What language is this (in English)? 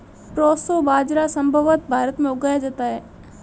Hindi